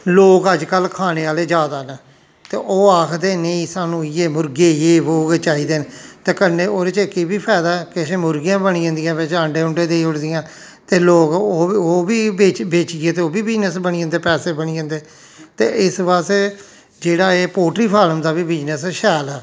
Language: Dogri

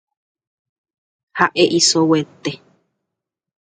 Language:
Guarani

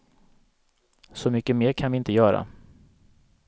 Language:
Swedish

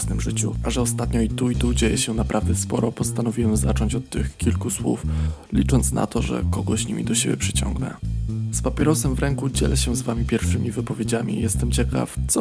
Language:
Polish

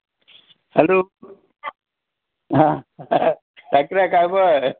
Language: Marathi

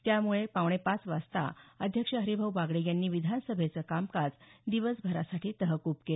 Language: Marathi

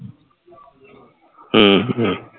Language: Punjabi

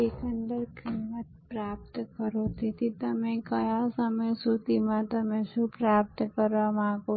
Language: Gujarati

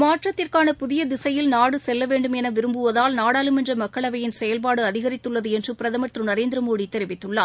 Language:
Tamil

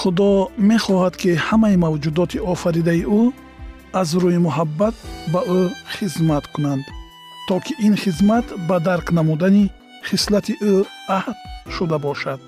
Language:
Persian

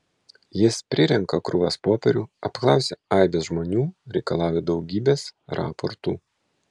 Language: Lithuanian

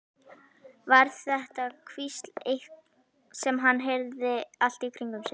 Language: Icelandic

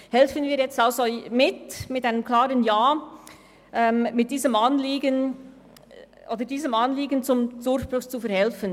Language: Swiss German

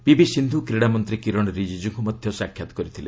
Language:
Odia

